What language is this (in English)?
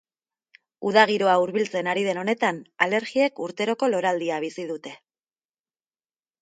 Basque